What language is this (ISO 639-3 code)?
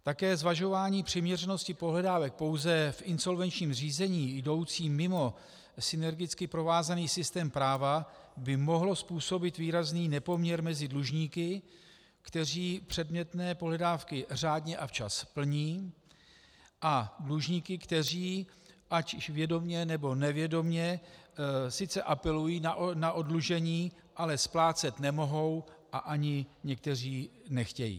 ces